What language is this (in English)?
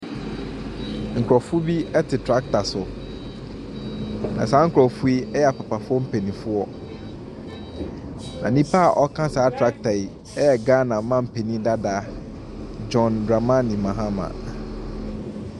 Akan